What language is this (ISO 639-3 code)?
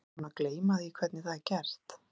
isl